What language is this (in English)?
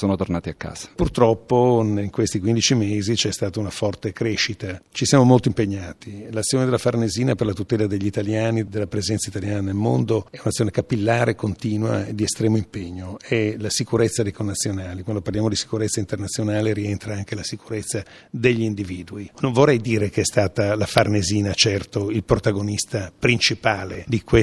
Italian